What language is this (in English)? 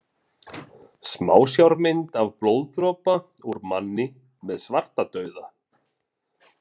Icelandic